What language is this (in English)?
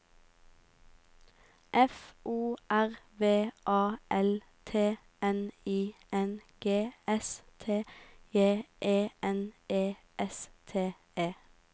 Norwegian